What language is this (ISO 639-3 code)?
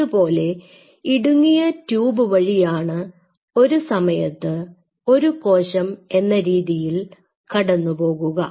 mal